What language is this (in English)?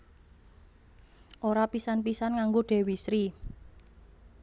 Javanese